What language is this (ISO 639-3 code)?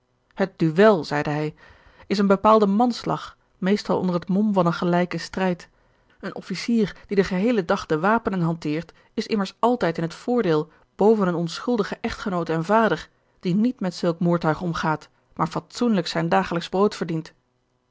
nld